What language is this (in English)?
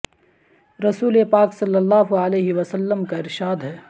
Urdu